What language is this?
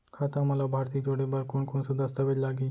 Chhattisgarhi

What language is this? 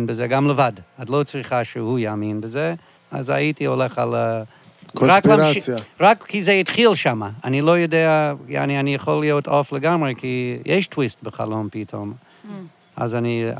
Hebrew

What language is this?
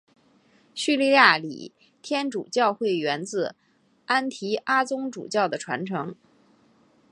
Chinese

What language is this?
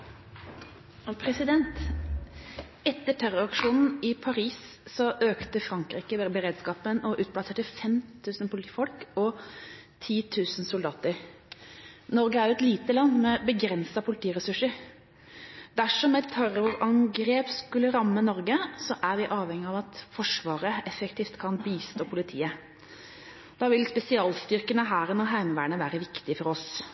Norwegian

